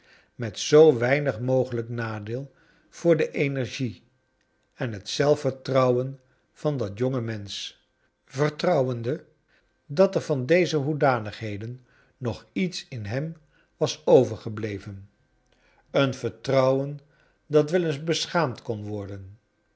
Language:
Dutch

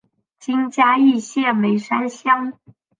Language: Chinese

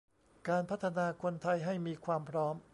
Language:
Thai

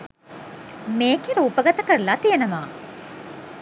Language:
Sinhala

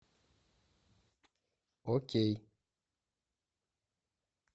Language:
Russian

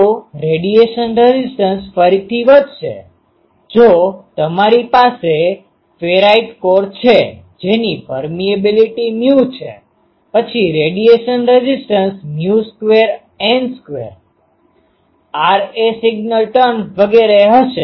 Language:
Gujarati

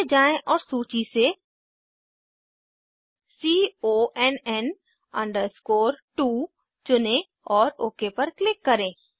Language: Hindi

